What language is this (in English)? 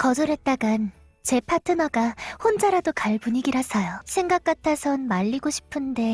Korean